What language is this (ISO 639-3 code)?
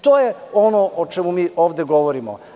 srp